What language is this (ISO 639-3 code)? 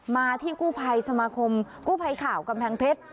tha